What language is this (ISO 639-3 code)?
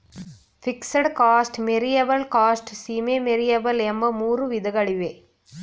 kan